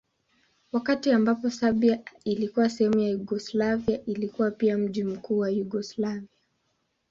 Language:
Swahili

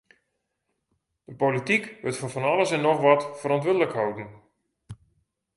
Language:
Western Frisian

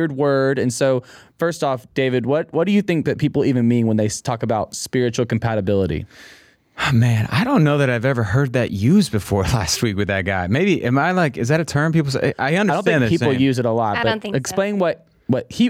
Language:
English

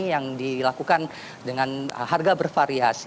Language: Indonesian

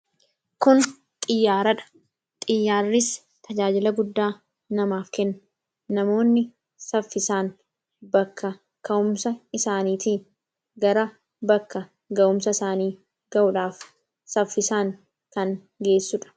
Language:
Oromo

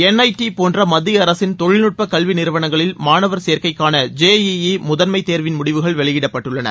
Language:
Tamil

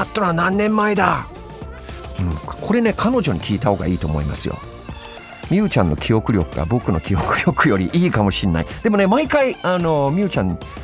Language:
Japanese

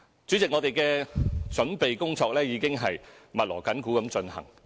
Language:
Cantonese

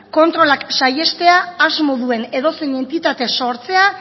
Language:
Basque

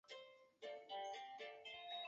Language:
Chinese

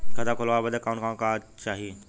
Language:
Bhojpuri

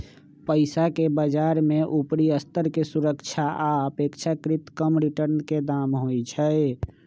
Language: Magahi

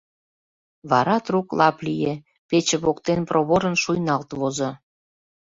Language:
Mari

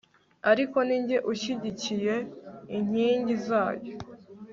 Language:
Kinyarwanda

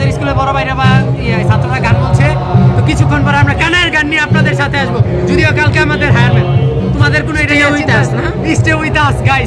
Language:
Indonesian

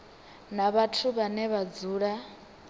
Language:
Venda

